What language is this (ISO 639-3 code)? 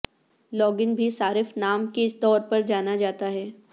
urd